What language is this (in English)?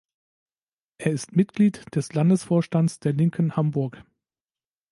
German